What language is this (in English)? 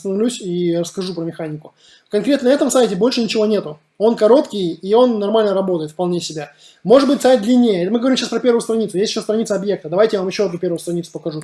Russian